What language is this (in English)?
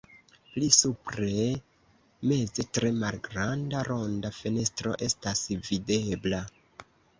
Esperanto